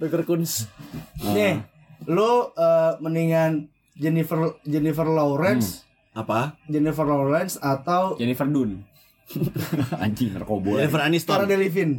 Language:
Indonesian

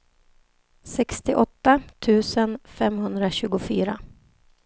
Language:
Swedish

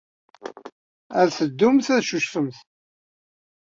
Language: Kabyle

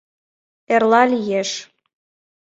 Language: Mari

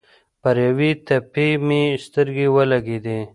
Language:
Pashto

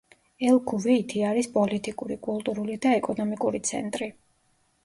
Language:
Georgian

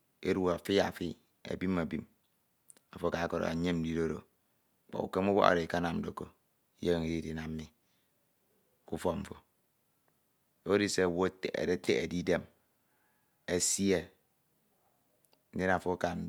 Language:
Ito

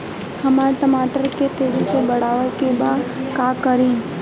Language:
Bhojpuri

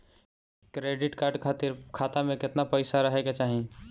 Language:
Bhojpuri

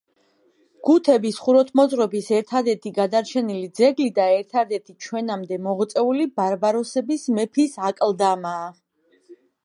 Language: Georgian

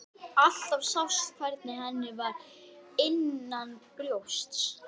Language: Icelandic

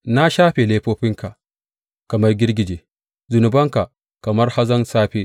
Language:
Hausa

